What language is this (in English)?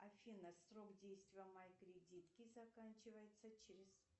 Russian